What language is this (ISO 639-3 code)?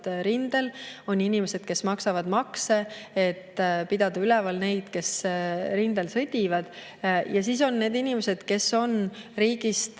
est